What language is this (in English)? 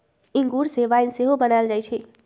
Magahi